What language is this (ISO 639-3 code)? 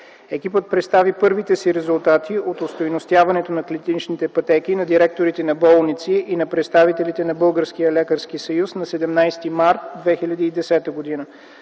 bul